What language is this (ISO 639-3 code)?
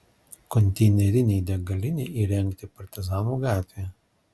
lit